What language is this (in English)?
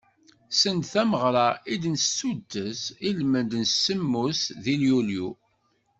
Kabyle